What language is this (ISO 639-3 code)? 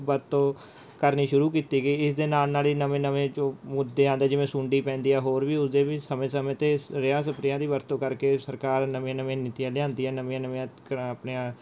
pan